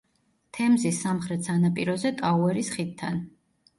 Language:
Georgian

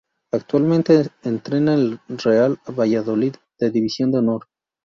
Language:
Spanish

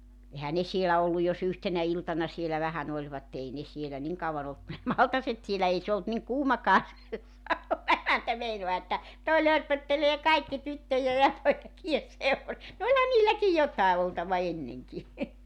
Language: Finnish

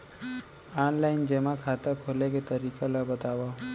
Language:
Chhattisgarhi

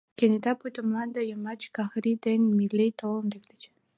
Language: Mari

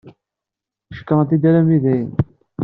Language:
Kabyle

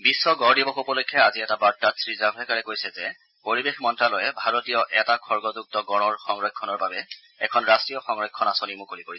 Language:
Assamese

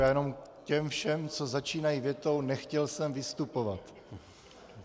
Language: Czech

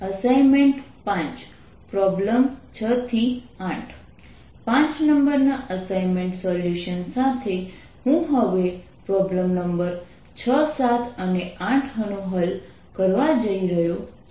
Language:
Gujarati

